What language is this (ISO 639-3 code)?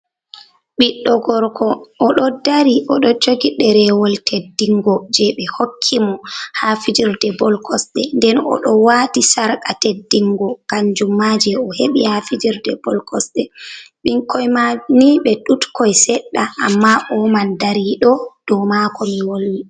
ful